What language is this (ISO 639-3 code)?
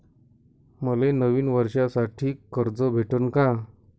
mar